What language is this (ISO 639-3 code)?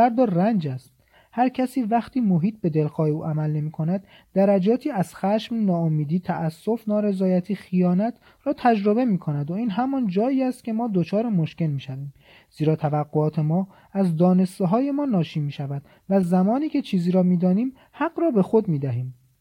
fas